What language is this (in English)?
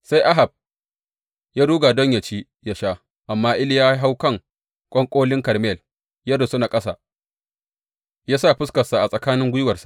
Hausa